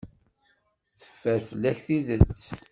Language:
Kabyle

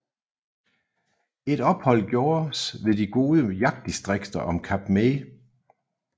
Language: Danish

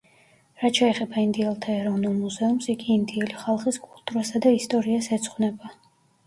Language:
Georgian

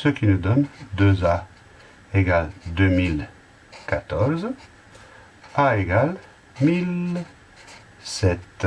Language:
French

